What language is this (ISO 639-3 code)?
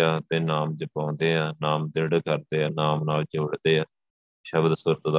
pan